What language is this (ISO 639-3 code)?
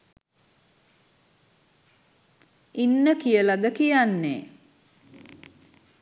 sin